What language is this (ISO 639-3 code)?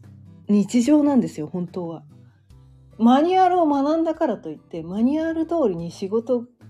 jpn